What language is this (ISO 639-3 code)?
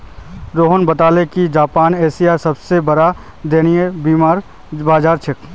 mag